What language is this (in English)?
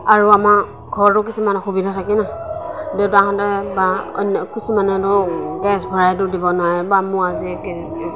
Assamese